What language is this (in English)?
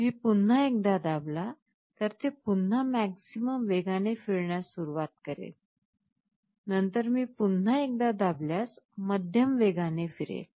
Marathi